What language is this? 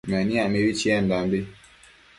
Matsés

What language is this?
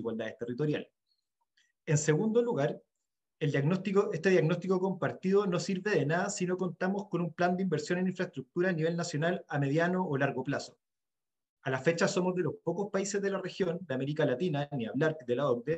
Spanish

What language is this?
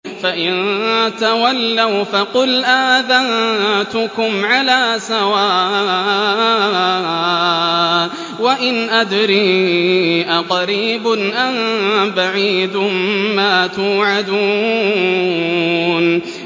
Arabic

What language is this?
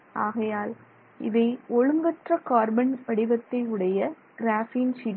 Tamil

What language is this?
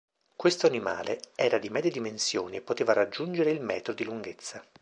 Italian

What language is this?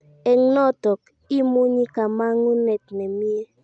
Kalenjin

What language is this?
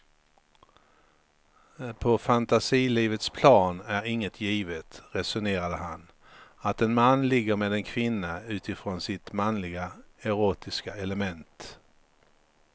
Swedish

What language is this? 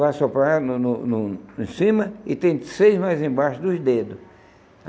Portuguese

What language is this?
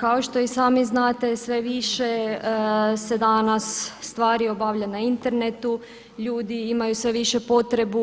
Croatian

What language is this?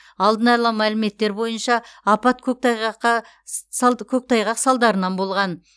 Kazakh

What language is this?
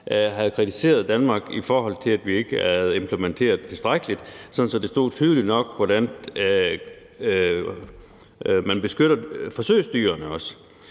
Danish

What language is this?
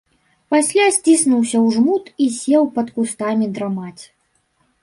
Belarusian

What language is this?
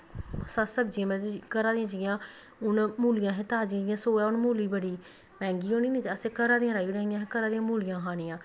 Dogri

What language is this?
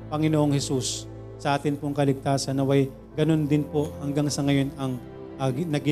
Filipino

